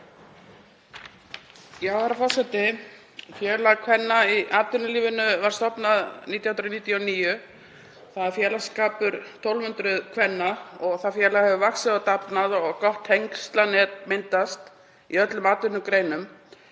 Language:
Icelandic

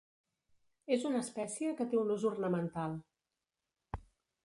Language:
Catalan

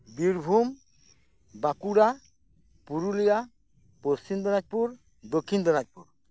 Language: Santali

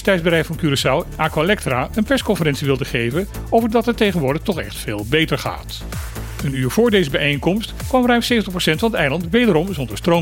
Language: Dutch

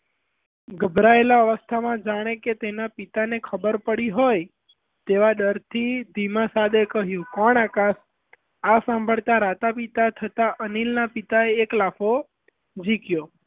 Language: Gujarati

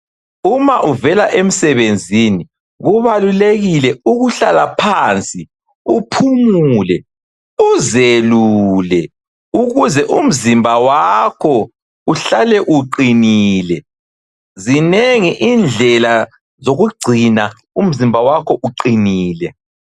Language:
North Ndebele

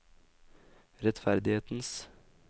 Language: Norwegian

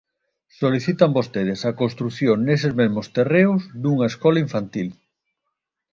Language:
Galician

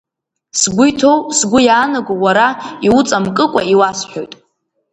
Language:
Abkhazian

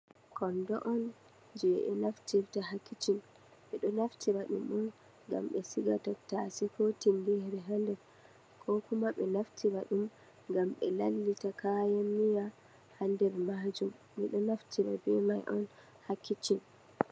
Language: Fula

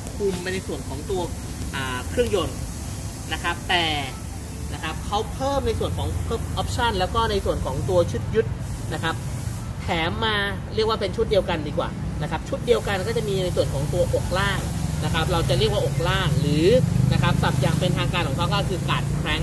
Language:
Thai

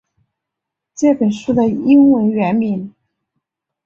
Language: Chinese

